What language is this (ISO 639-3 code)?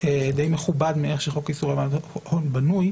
heb